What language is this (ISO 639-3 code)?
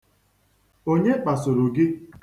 ibo